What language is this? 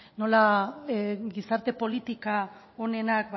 Basque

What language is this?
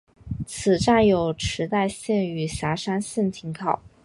Chinese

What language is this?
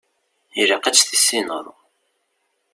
Kabyle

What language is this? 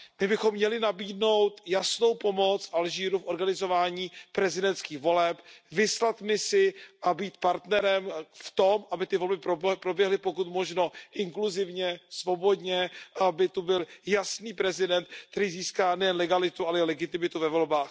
Czech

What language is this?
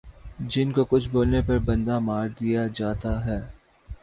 Urdu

